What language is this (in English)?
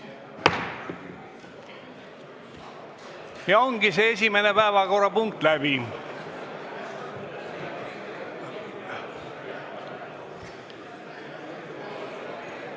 Estonian